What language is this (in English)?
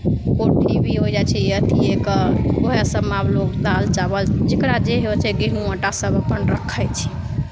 Maithili